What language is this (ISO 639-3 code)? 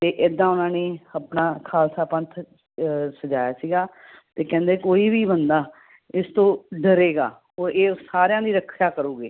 pan